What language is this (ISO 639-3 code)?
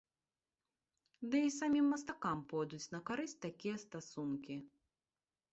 bel